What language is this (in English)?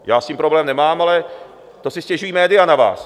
Czech